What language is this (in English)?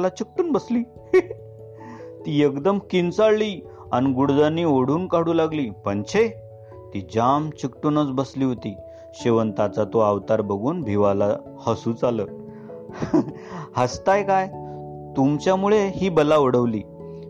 Marathi